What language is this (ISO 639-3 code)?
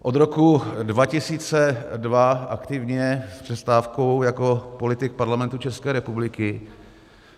ces